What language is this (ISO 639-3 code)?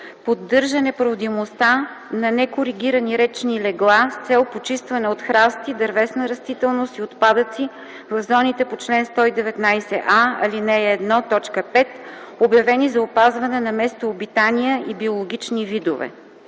bul